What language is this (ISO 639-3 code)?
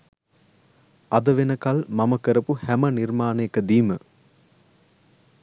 sin